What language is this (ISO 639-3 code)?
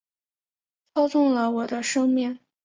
zho